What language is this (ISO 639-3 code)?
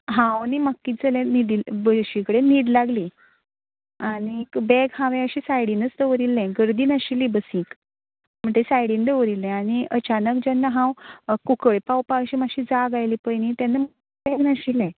kok